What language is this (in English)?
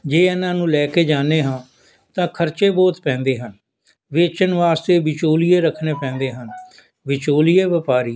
Punjabi